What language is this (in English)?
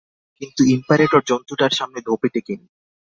Bangla